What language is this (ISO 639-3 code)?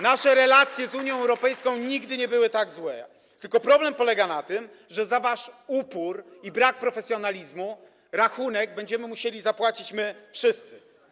pol